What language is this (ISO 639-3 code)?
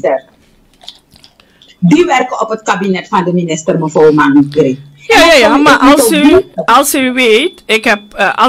nld